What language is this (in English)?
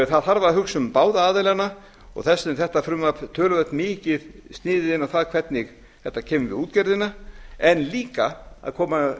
Icelandic